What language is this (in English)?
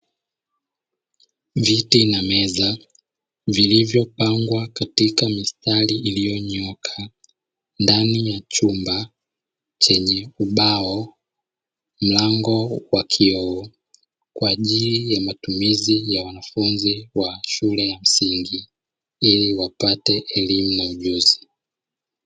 Swahili